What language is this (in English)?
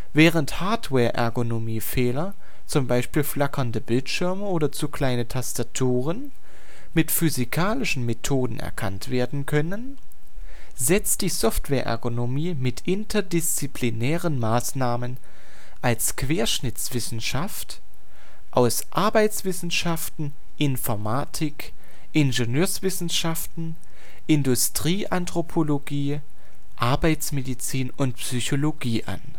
German